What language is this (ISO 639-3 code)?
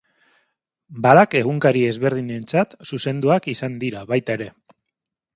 eus